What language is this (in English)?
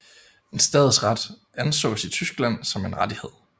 Danish